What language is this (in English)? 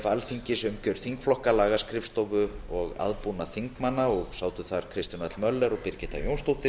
Icelandic